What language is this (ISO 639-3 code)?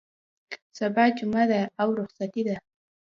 pus